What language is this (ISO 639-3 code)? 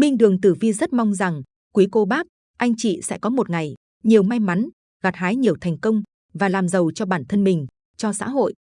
vie